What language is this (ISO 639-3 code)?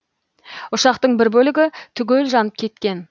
kaz